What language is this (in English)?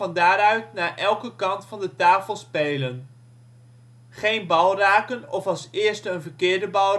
Dutch